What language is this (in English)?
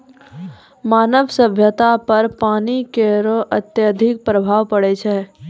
Maithili